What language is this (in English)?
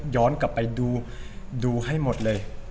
Thai